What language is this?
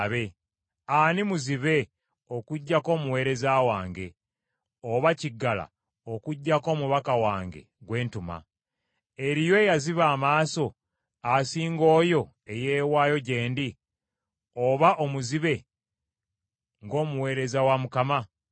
Ganda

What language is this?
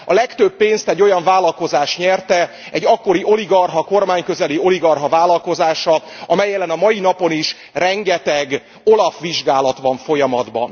Hungarian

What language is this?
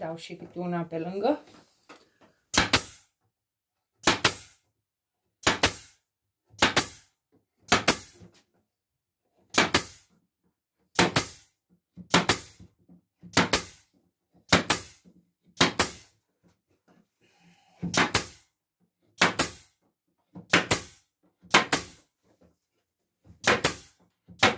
Romanian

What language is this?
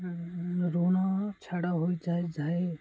Odia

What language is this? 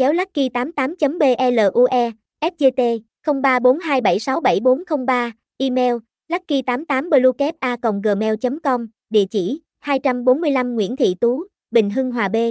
Vietnamese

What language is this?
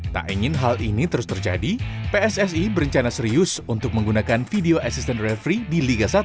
Indonesian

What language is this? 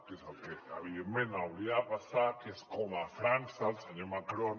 Catalan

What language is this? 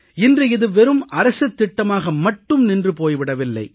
Tamil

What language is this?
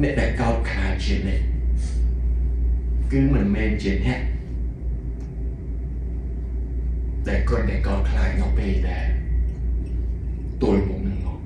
Thai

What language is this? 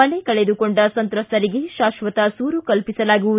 Kannada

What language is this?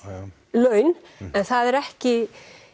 Icelandic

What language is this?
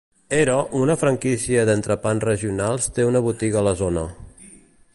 Catalan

